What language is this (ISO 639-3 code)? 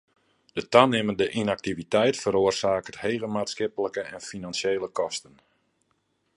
fry